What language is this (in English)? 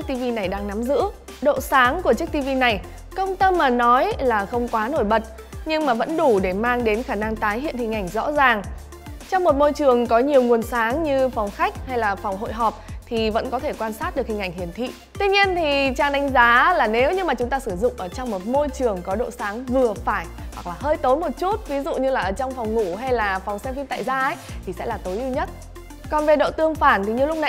Vietnamese